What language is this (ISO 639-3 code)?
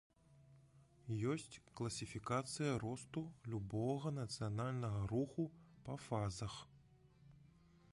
bel